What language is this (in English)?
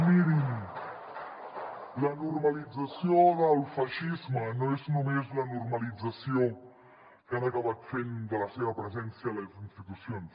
Catalan